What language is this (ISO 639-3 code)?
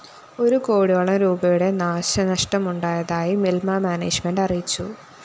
mal